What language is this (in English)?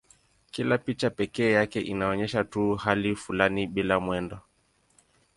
Swahili